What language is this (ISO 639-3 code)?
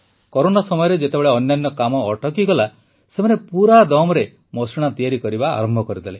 ori